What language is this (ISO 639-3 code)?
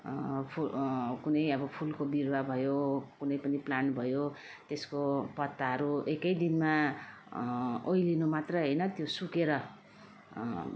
nep